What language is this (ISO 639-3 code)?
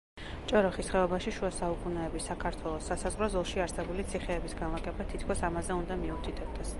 kat